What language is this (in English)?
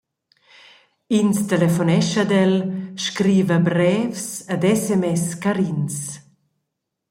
Romansh